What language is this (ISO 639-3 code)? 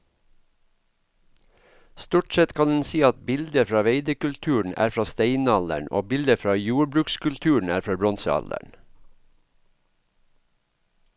nor